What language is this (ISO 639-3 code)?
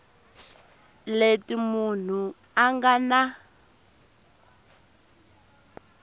tso